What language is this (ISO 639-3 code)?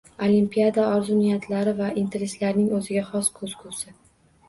uzb